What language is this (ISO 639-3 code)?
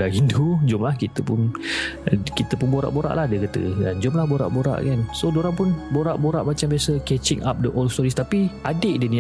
msa